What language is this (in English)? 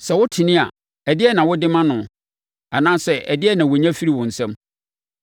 Akan